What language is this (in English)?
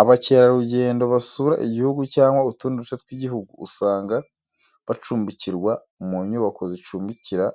Kinyarwanda